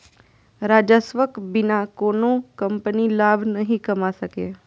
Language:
Maithili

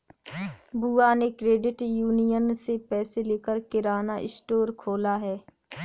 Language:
Hindi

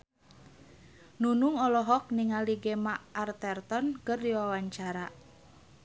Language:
Sundanese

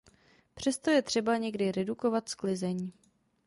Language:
Czech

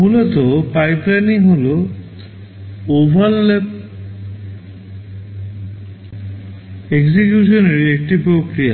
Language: Bangla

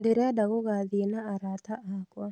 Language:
Kikuyu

